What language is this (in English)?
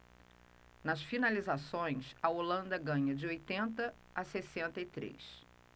Portuguese